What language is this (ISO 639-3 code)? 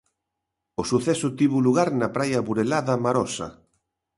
glg